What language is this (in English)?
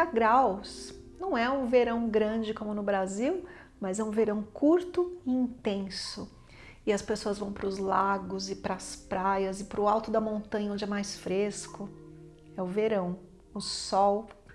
Portuguese